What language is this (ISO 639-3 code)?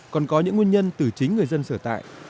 vie